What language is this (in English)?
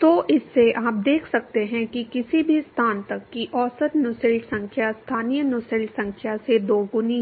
Hindi